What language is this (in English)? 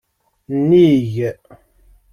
Kabyle